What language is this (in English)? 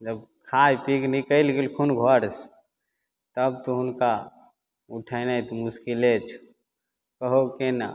Maithili